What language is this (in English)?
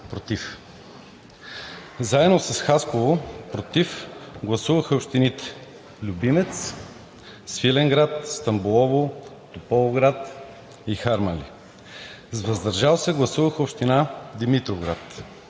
Bulgarian